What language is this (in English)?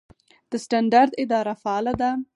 Pashto